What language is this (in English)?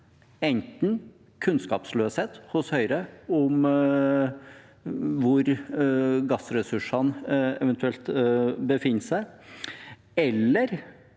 Norwegian